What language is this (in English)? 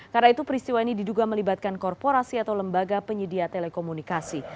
Indonesian